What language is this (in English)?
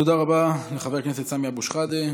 Hebrew